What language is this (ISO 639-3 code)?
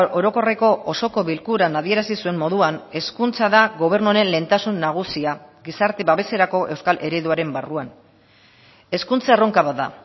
eus